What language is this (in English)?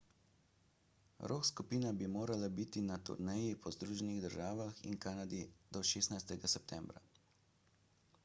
Slovenian